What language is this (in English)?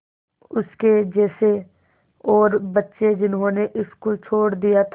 Hindi